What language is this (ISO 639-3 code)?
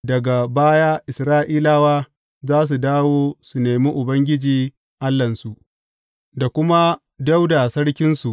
hau